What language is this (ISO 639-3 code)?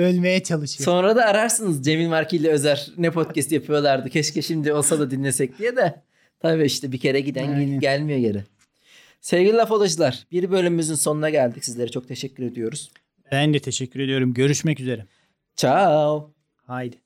tur